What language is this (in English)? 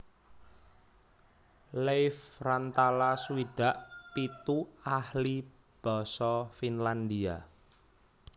Javanese